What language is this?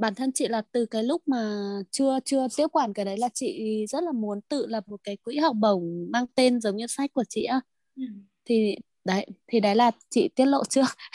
Vietnamese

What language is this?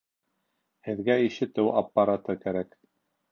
Bashkir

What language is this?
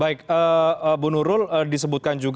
Indonesian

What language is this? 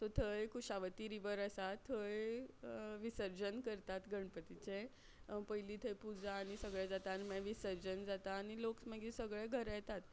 Konkani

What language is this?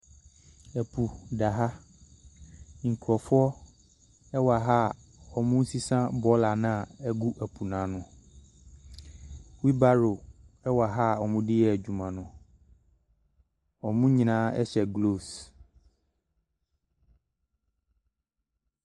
Akan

